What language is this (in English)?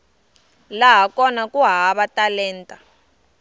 Tsonga